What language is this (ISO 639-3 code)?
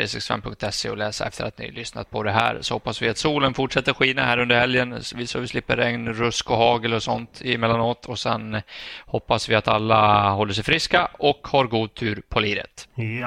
swe